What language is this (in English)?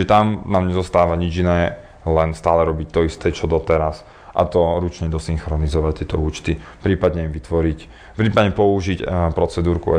Slovak